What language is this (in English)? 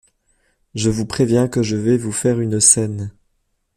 French